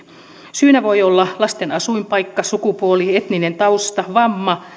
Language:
Finnish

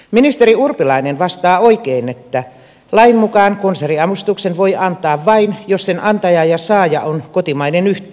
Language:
Finnish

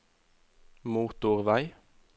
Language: Norwegian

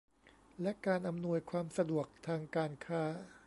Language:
Thai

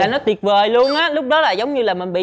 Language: Vietnamese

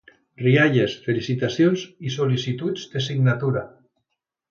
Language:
Catalan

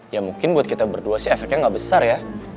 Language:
Indonesian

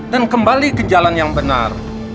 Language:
Indonesian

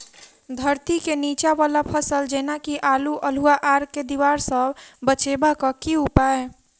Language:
Maithili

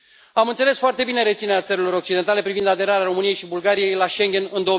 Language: Romanian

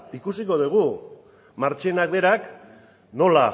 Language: Basque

